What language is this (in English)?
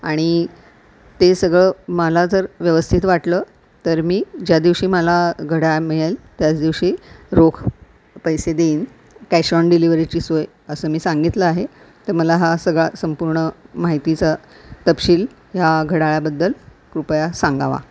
Marathi